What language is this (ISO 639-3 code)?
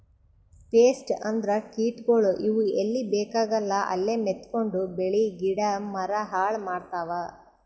kan